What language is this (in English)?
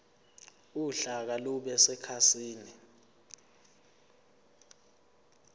Zulu